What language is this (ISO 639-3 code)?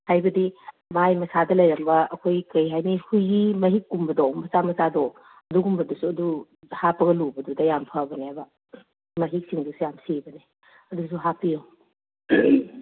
mni